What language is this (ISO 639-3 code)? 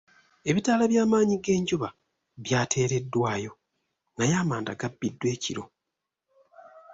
lug